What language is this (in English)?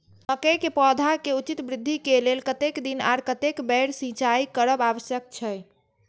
Maithili